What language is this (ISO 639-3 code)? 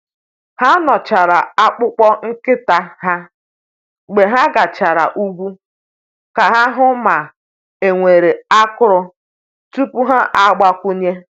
ibo